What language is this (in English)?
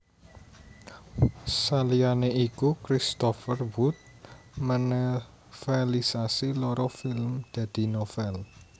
Javanese